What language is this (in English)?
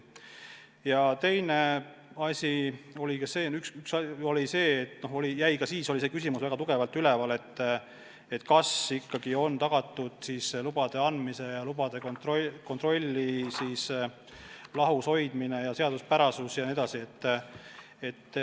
Estonian